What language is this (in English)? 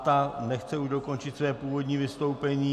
Czech